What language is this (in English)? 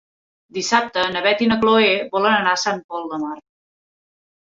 Catalan